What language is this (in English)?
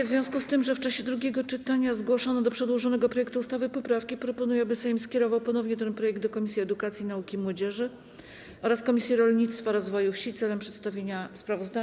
Polish